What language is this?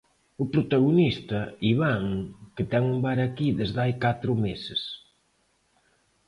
Galician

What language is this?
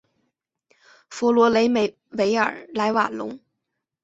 Chinese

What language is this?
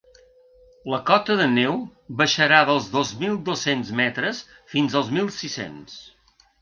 Catalan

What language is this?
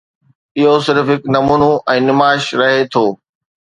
Sindhi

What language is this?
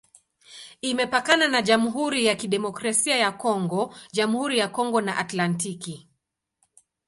Swahili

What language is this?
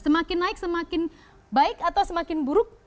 Indonesian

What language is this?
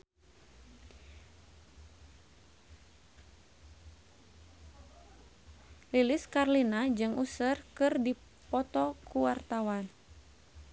Sundanese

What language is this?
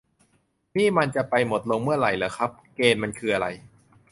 Thai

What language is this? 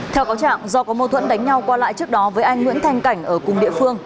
Vietnamese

